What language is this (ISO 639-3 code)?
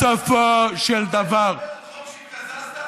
heb